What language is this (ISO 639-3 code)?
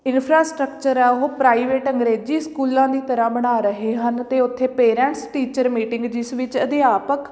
pan